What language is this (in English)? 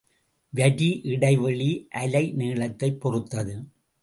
Tamil